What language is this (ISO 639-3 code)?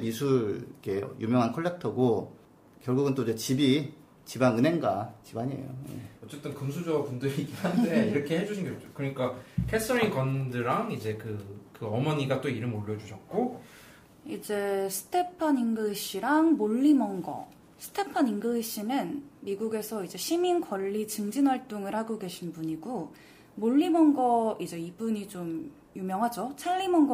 kor